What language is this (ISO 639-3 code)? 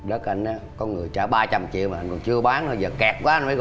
vie